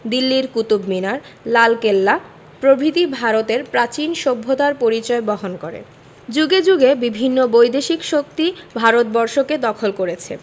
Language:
Bangla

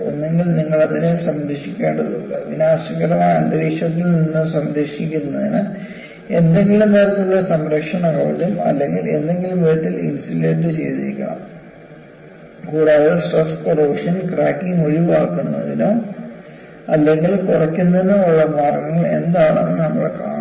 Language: Malayalam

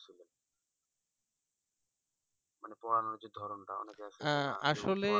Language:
Bangla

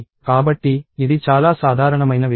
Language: Telugu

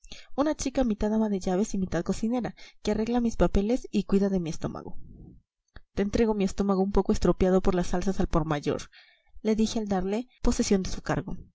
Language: Spanish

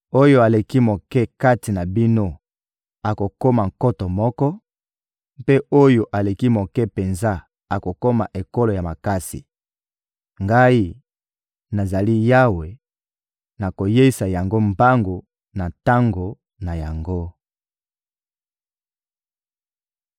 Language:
Lingala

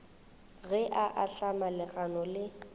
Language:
Northern Sotho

